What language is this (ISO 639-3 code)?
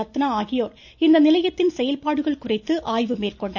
tam